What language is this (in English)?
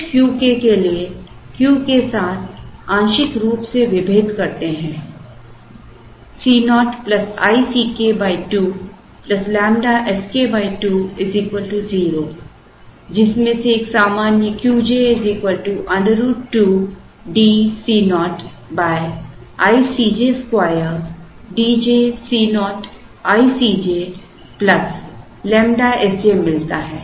Hindi